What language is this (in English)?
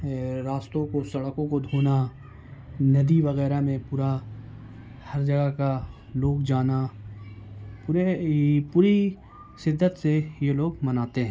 Urdu